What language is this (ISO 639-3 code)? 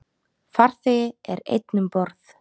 isl